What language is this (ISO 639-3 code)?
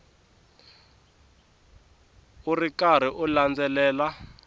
tso